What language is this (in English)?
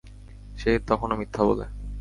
Bangla